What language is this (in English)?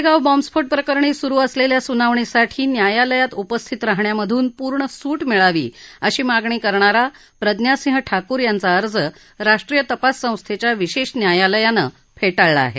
Marathi